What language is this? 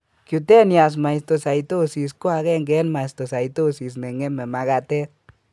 Kalenjin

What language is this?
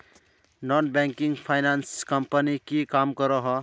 Magahi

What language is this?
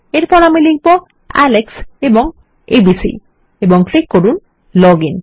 Bangla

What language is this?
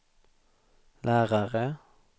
Swedish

